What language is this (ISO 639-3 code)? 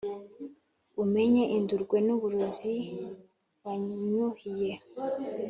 kin